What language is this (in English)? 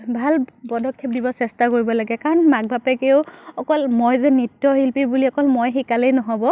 Assamese